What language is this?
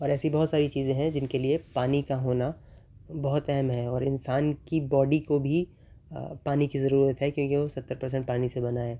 Urdu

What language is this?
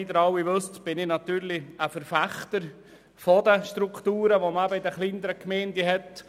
Swiss German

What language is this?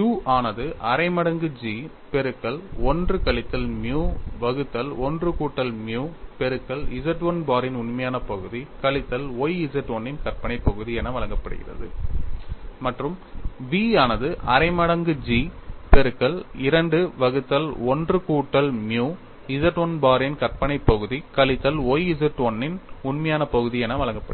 Tamil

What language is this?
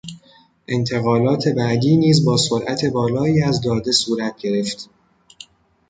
Persian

